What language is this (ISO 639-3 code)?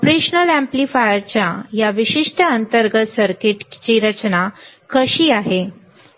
mar